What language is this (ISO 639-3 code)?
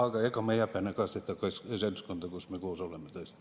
est